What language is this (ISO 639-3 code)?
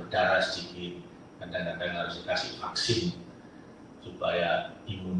ind